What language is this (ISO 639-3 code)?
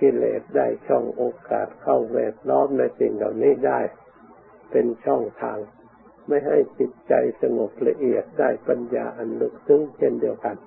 tha